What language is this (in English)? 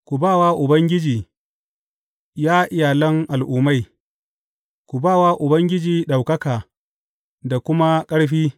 Hausa